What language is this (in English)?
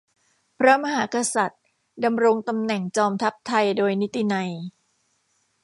Thai